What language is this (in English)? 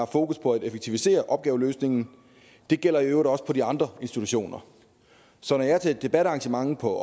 Danish